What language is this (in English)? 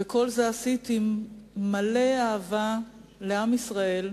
Hebrew